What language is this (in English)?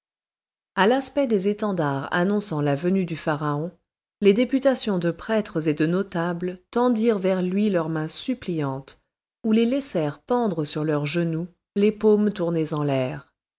French